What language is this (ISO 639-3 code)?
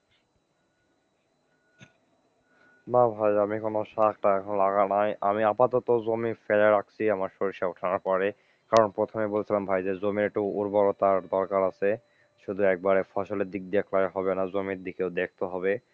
ben